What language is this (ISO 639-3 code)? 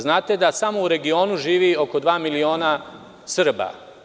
srp